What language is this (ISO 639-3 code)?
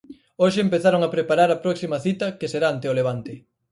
glg